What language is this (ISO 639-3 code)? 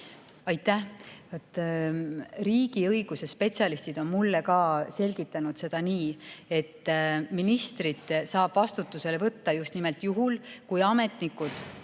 est